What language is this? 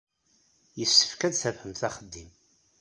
Kabyle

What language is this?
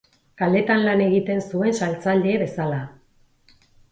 Basque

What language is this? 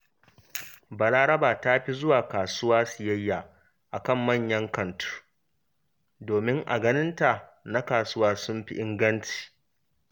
Hausa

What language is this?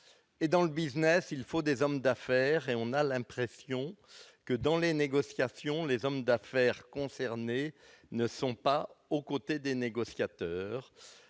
French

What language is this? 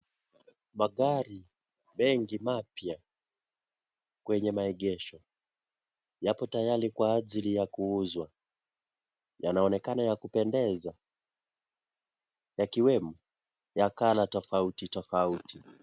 Swahili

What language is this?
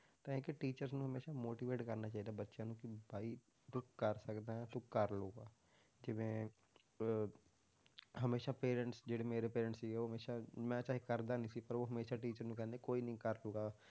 Punjabi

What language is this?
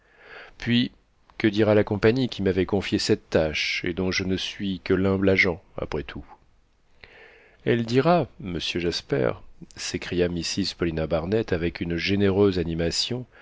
French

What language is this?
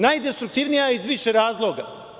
Serbian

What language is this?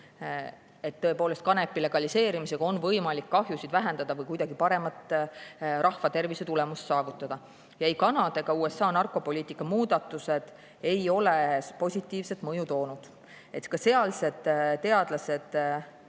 Estonian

